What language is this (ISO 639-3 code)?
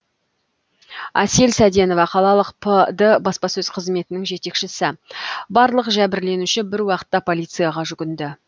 kaz